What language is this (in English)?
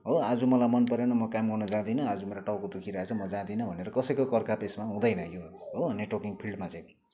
Nepali